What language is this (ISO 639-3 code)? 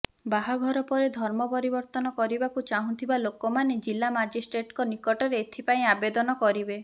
ori